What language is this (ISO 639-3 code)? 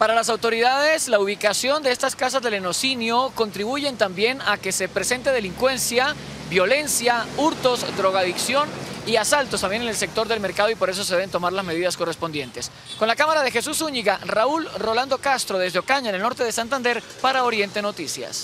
spa